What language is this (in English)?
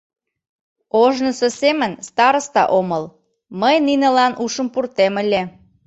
Mari